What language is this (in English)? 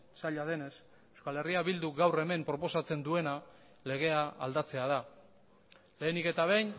Basque